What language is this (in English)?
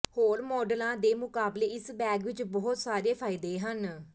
Punjabi